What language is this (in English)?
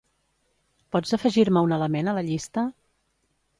Catalan